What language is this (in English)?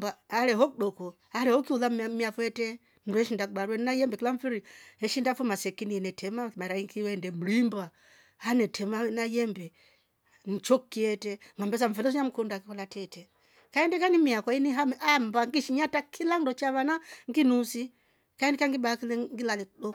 Rombo